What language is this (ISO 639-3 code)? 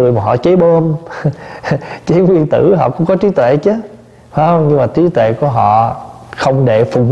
vie